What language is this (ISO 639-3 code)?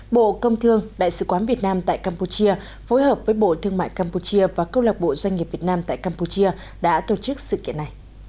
vie